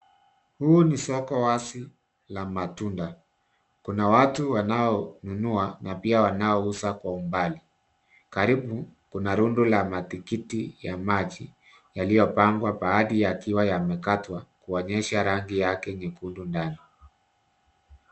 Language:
Swahili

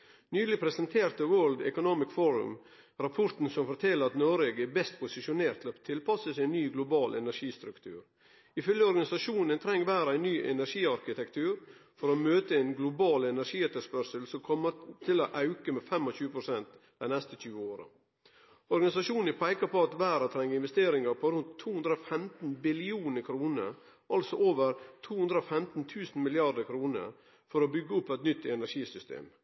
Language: Norwegian Nynorsk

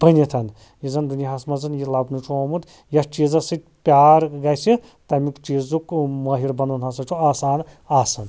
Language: Kashmiri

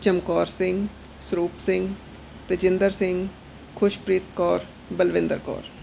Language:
Punjabi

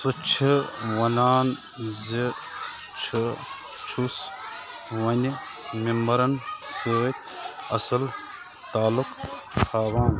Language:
Kashmiri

